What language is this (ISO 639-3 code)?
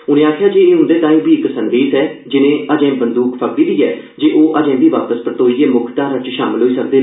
doi